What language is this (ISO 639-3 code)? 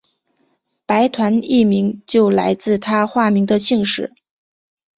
zho